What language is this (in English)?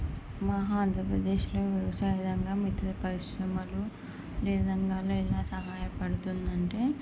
Telugu